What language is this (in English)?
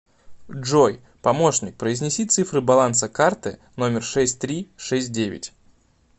Russian